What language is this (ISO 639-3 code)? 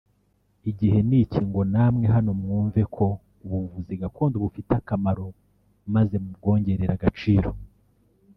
kin